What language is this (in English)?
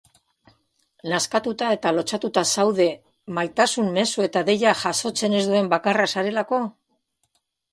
Basque